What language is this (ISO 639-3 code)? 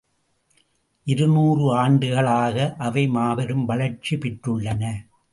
tam